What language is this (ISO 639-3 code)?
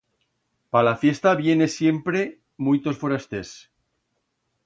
arg